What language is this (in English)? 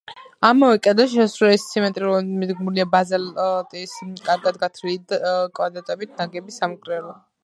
Georgian